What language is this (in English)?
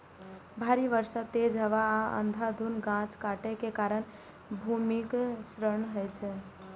Maithili